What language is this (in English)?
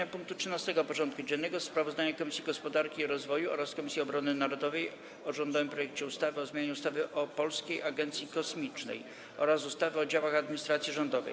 Polish